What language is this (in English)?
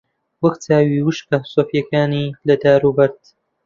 Central Kurdish